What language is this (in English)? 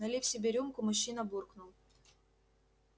Russian